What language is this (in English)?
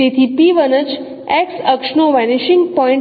Gujarati